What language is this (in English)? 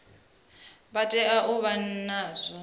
Venda